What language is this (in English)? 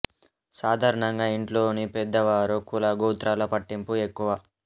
Telugu